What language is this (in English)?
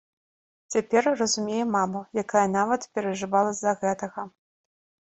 Belarusian